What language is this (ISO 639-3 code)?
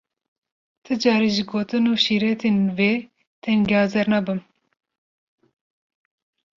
kur